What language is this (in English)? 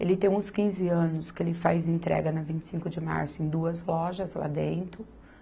Portuguese